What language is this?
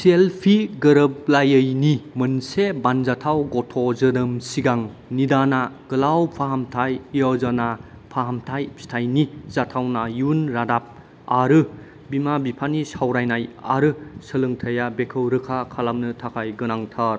Bodo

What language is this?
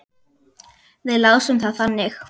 Icelandic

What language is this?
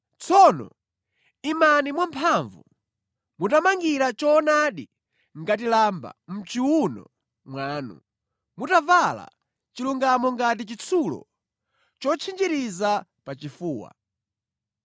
Nyanja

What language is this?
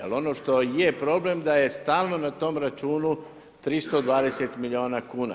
Croatian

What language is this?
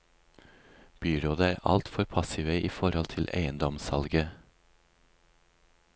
Norwegian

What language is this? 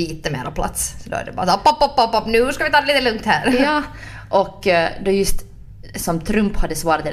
Swedish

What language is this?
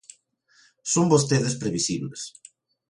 Galician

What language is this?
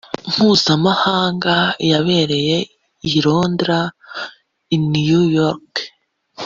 Kinyarwanda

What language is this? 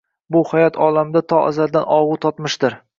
Uzbek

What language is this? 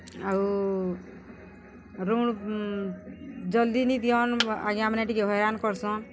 Odia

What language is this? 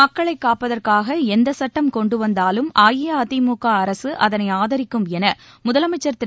Tamil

